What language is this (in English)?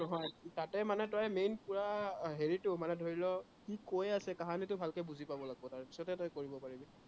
Assamese